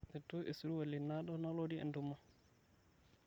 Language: Masai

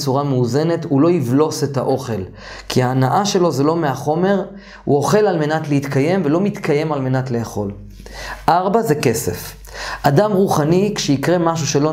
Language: Hebrew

